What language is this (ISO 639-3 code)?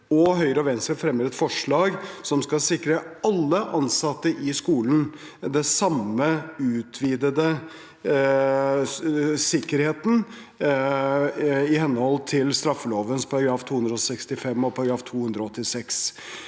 nor